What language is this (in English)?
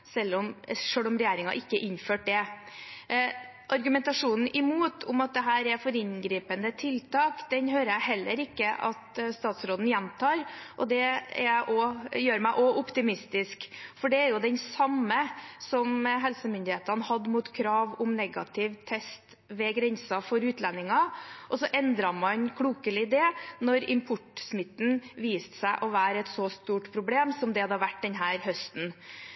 Norwegian Bokmål